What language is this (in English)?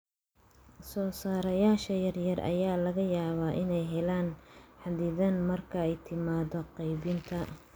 Somali